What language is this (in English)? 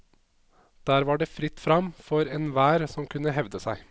Norwegian